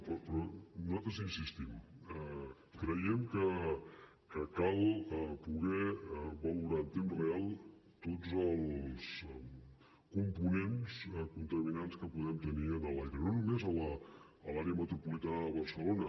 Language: Catalan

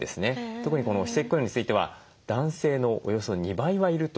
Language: Japanese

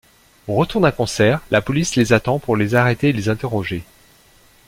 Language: French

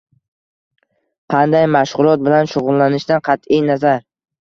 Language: Uzbek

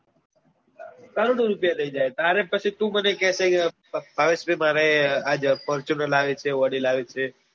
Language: Gujarati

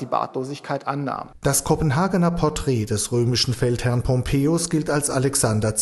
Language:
German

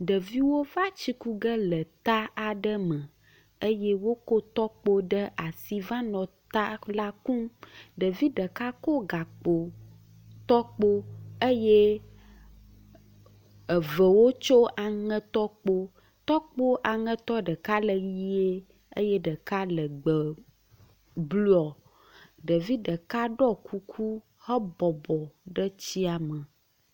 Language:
Ewe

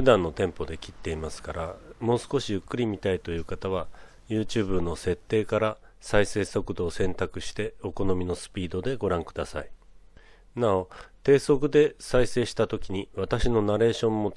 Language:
Japanese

